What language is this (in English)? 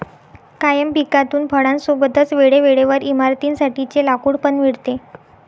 Marathi